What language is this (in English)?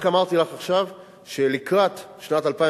Hebrew